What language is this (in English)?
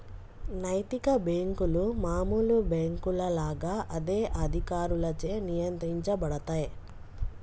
Telugu